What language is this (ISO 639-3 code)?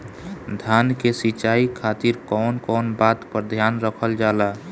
bho